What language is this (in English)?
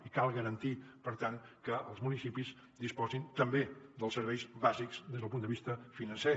Catalan